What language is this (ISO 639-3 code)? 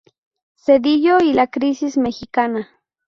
spa